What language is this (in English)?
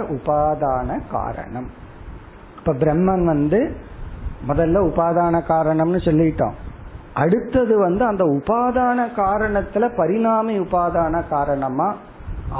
Tamil